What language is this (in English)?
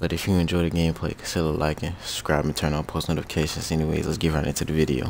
English